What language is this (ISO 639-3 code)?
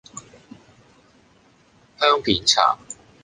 yue